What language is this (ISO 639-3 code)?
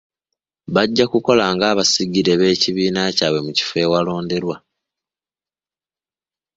lug